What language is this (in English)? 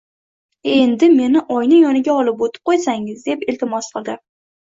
Uzbek